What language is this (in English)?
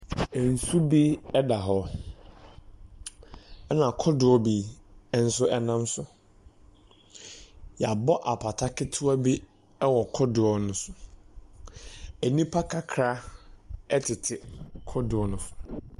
Akan